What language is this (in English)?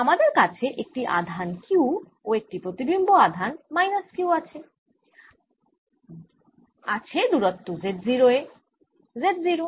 Bangla